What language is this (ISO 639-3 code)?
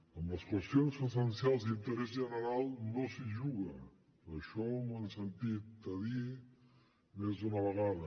cat